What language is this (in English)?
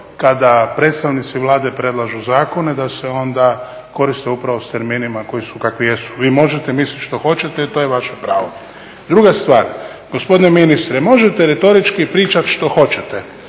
Croatian